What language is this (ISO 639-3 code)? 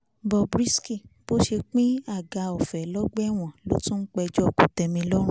yor